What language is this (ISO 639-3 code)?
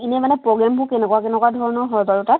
asm